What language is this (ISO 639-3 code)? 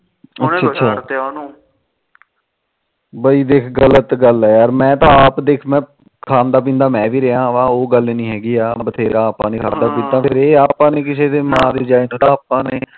pan